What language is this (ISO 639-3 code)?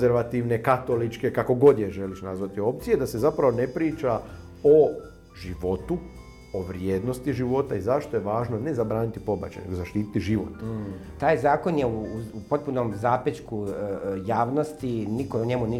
hrv